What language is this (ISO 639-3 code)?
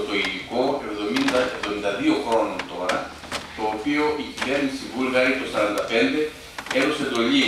ell